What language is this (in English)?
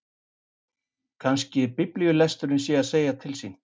Icelandic